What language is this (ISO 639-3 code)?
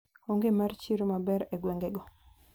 luo